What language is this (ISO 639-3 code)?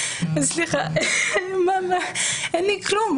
heb